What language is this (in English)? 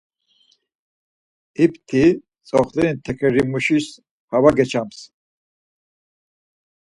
Laz